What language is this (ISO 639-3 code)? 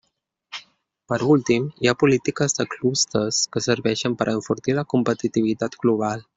cat